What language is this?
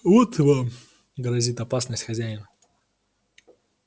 Russian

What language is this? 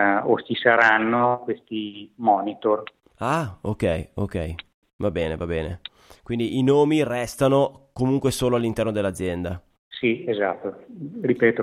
Italian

